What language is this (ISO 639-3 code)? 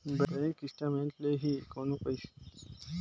hne